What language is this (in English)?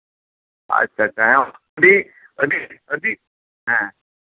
Santali